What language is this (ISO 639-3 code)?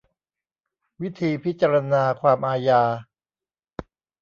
tha